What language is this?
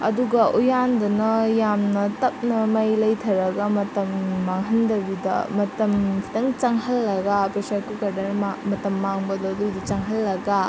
Manipuri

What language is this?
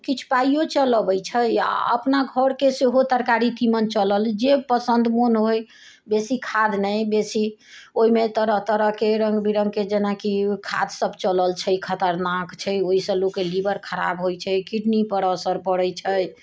Maithili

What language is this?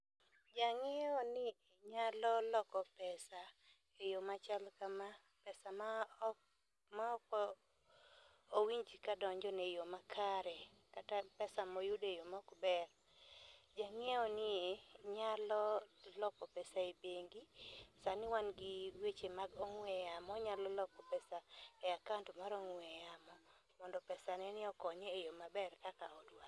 Luo (Kenya and Tanzania)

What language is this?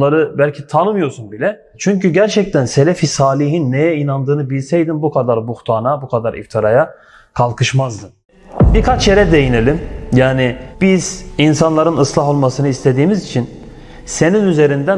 Turkish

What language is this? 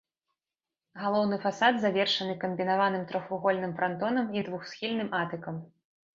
Belarusian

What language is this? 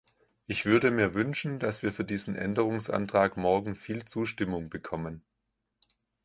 German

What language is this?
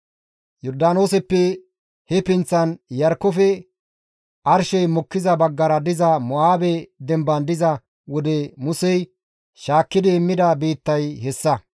Gamo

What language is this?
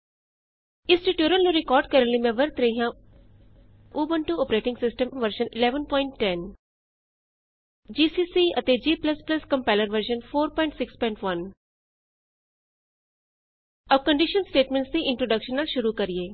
Punjabi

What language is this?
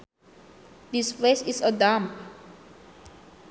Sundanese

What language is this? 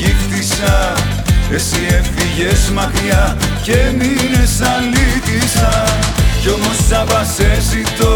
Greek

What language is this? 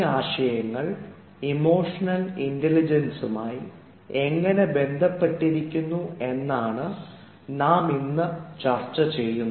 Malayalam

